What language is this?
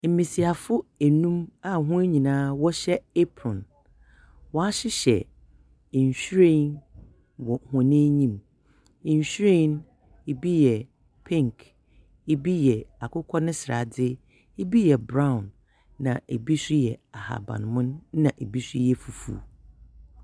Akan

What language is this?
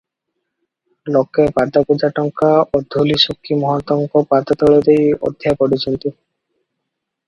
Odia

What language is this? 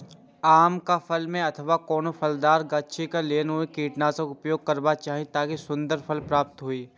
Maithili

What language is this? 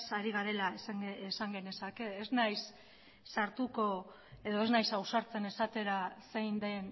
Basque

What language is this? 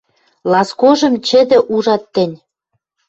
Western Mari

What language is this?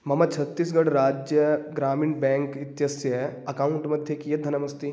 Sanskrit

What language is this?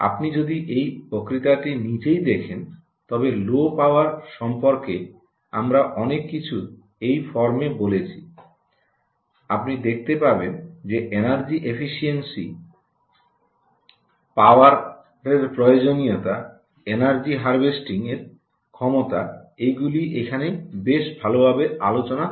Bangla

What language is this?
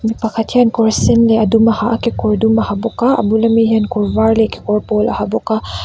Mizo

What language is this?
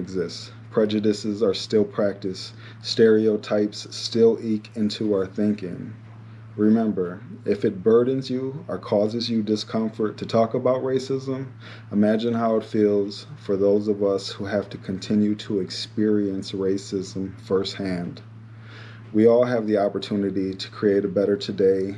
English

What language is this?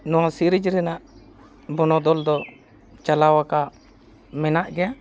Santali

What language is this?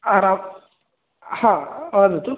Sanskrit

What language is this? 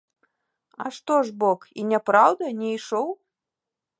Belarusian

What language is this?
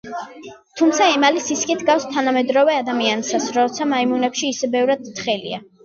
Georgian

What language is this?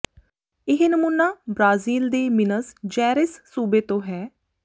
Punjabi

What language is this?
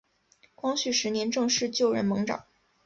Chinese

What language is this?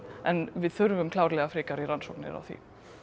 Icelandic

